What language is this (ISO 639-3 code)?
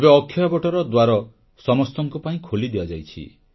ori